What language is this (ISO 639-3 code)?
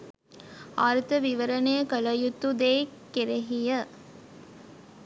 sin